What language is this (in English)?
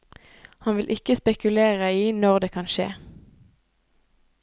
Norwegian